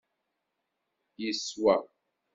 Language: Kabyle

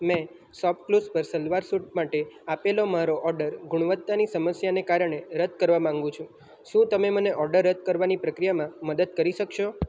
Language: Gujarati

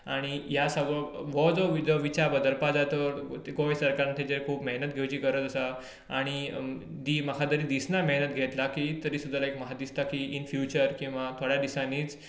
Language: Konkani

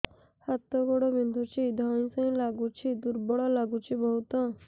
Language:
Odia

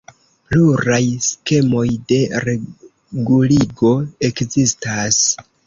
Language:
Esperanto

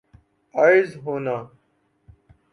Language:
Urdu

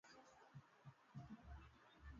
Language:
Swahili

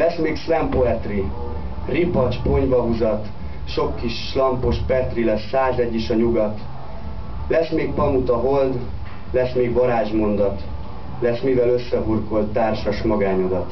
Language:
Hungarian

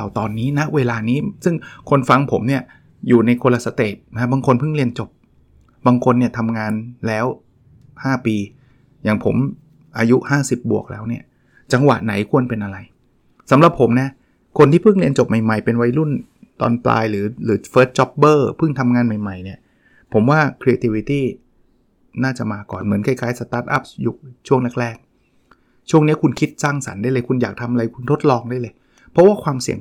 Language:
Thai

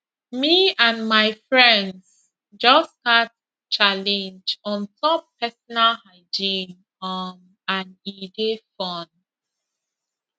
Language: Nigerian Pidgin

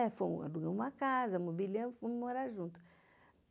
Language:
Portuguese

